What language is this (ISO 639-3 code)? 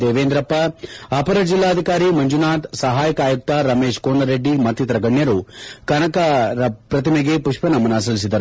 kan